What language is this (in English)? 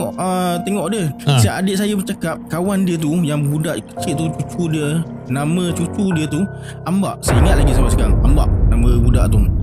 Malay